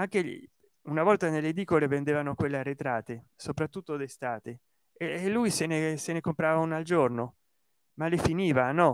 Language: Italian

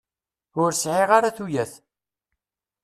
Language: Kabyle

